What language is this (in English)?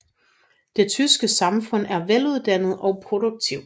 Danish